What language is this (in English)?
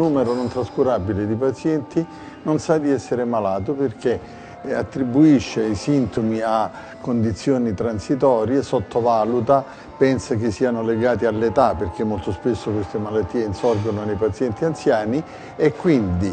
Italian